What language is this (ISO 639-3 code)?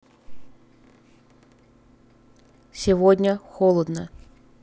rus